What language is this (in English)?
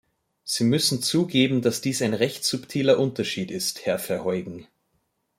German